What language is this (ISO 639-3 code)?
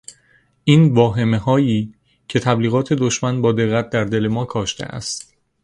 fas